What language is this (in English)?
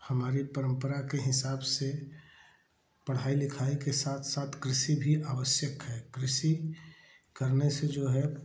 Hindi